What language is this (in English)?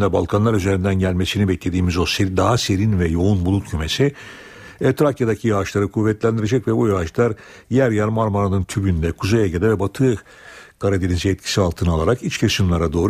Turkish